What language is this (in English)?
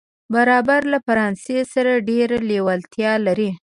Pashto